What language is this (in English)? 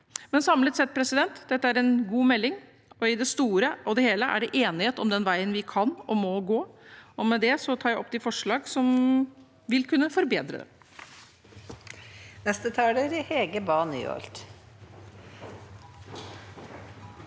Norwegian